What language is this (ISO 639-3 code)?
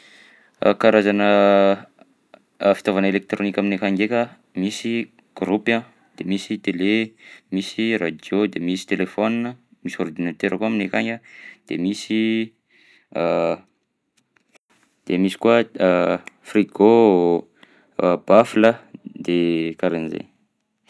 bzc